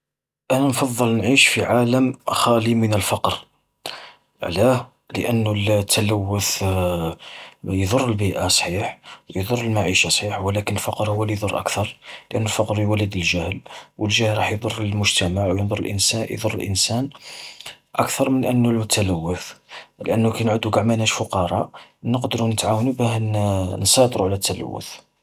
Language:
Algerian Arabic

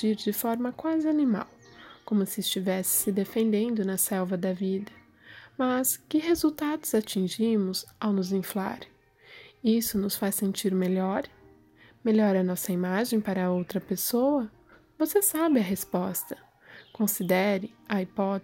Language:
Portuguese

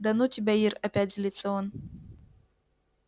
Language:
Russian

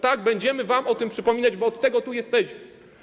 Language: Polish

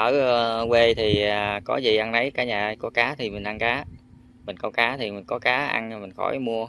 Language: Vietnamese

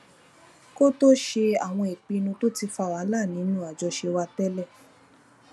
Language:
Yoruba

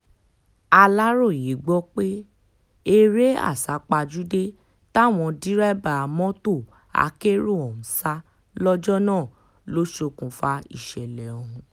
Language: Yoruba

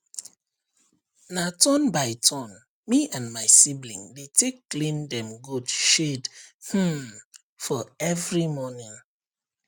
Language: Nigerian Pidgin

